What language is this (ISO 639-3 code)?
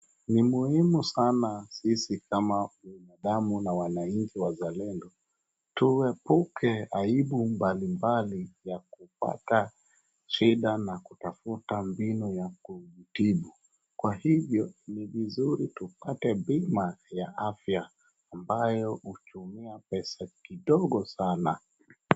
swa